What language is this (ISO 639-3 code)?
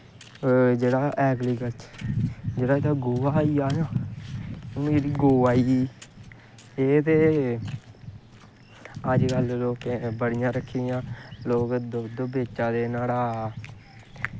doi